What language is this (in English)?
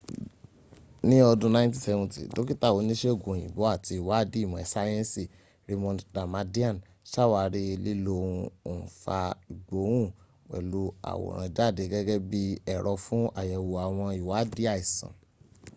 Yoruba